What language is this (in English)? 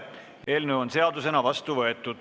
Estonian